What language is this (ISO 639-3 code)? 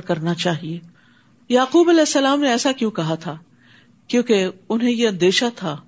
urd